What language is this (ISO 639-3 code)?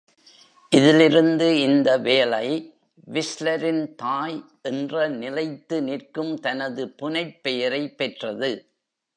tam